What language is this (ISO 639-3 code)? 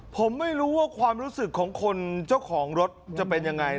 tha